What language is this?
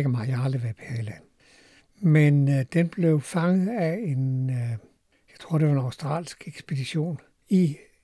Danish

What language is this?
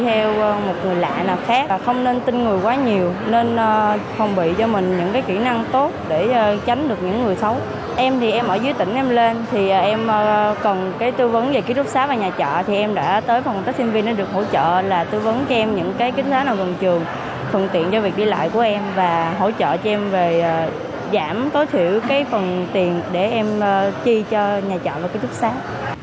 Vietnamese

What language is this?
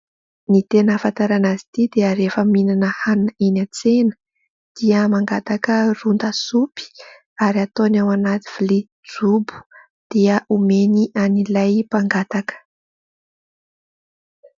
Malagasy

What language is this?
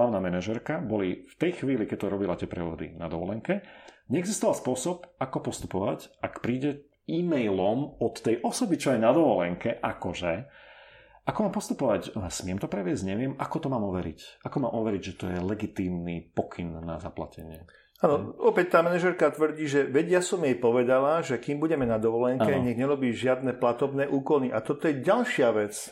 Slovak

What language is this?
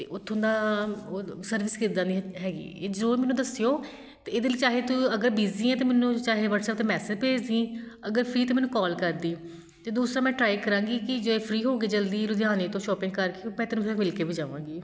Punjabi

